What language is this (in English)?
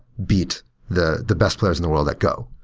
English